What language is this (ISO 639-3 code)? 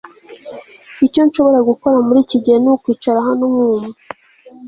kin